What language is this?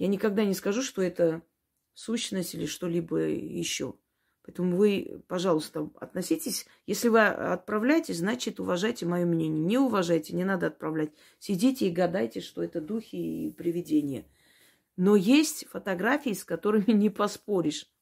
Russian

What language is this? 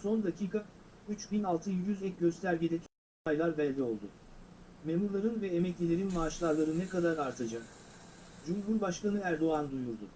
Turkish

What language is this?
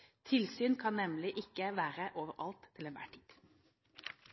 Norwegian Bokmål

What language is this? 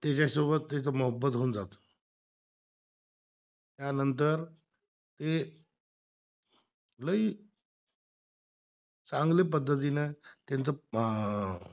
Marathi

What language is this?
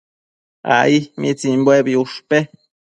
Matsés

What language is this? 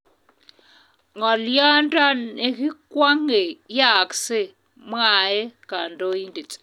Kalenjin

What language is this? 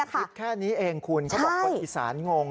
Thai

